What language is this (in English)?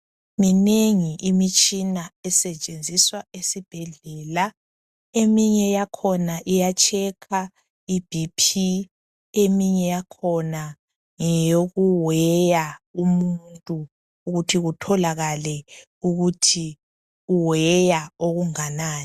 North Ndebele